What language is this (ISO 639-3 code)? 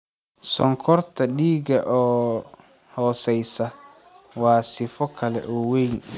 som